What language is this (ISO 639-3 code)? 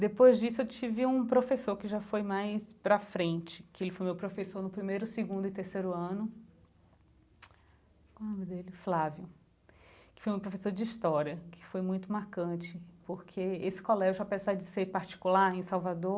por